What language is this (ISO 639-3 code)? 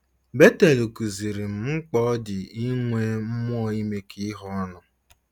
ibo